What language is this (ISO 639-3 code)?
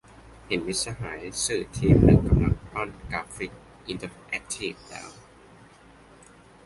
tha